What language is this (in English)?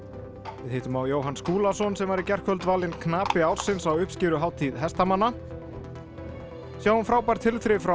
Icelandic